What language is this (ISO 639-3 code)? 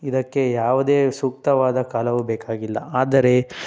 kan